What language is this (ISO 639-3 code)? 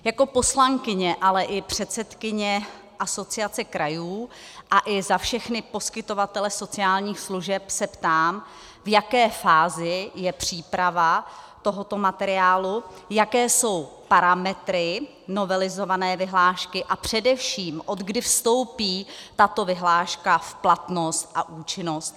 ces